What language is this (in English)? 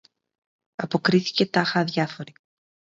Greek